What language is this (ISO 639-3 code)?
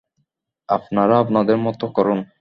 ben